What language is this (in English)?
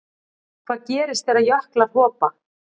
Icelandic